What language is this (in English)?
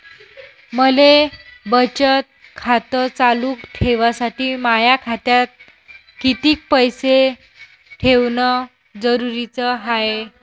Marathi